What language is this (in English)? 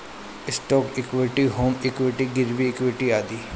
Bhojpuri